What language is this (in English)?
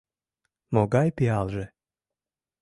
Mari